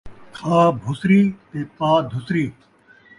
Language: Saraiki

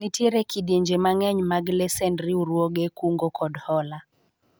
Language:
Luo (Kenya and Tanzania)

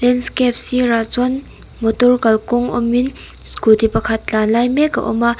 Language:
Mizo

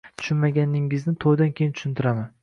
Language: Uzbek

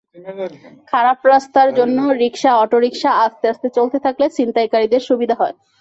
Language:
Bangla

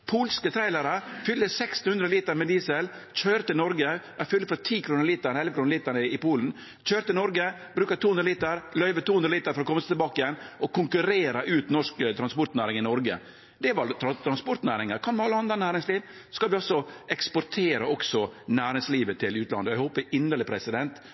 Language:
Norwegian Nynorsk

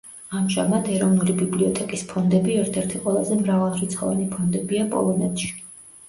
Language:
Georgian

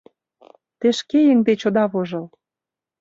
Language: Mari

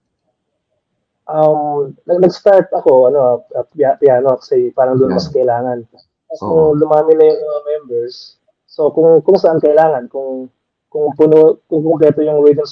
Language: Filipino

